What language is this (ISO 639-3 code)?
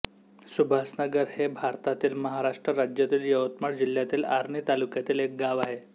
mar